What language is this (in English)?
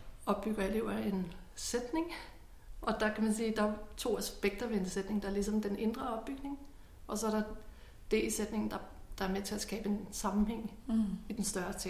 Danish